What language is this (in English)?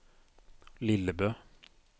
Norwegian